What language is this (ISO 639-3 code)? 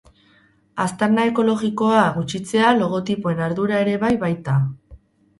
eus